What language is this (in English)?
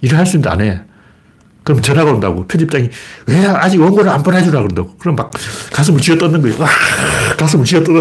Korean